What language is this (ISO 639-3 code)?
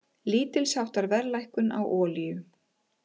isl